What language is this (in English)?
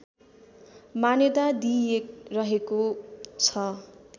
Nepali